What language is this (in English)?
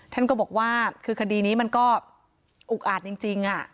Thai